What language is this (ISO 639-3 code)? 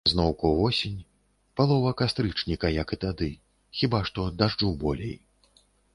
bel